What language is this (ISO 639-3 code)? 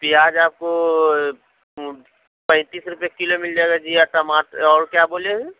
urd